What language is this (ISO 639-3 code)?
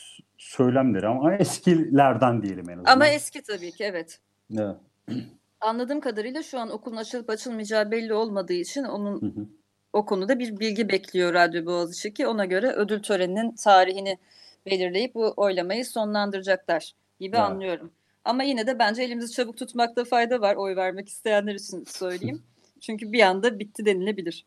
tur